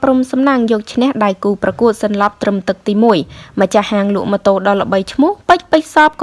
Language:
Vietnamese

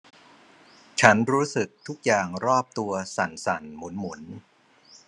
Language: Thai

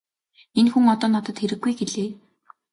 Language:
Mongolian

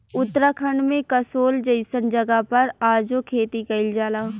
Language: Bhojpuri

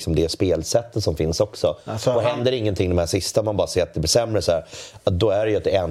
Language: Swedish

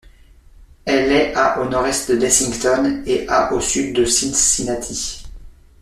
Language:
French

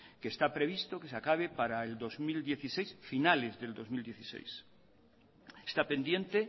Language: Spanish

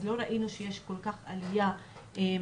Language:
Hebrew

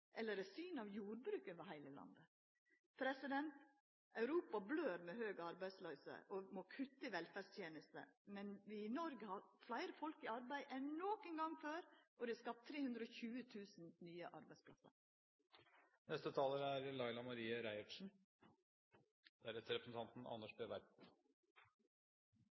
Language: Norwegian Nynorsk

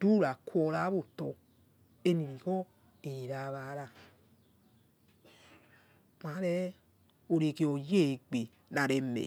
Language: Yekhee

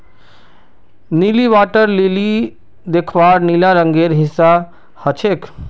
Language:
Magahi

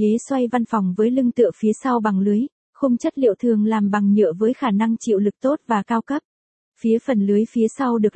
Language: Vietnamese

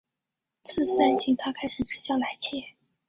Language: Chinese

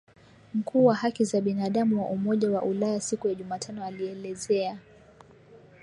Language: Swahili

